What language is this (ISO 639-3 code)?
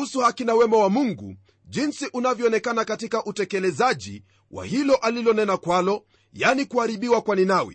swa